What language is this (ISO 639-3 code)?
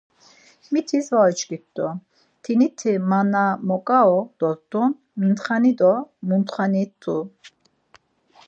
lzz